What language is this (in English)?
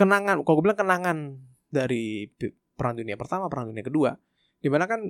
Indonesian